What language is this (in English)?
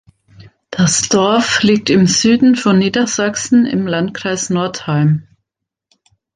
German